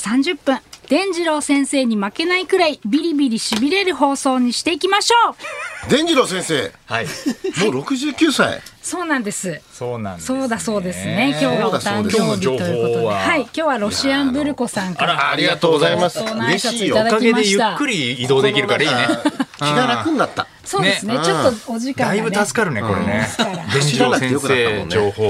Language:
Japanese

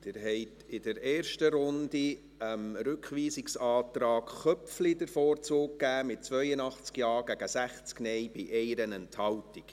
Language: Swiss German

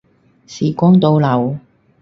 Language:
Cantonese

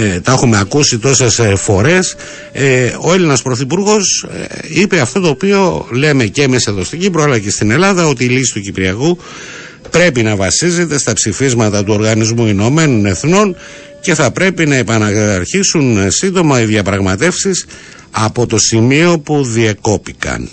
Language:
Greek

